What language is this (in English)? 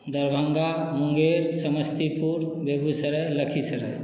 Maithili